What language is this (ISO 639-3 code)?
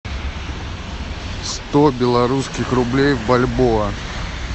rus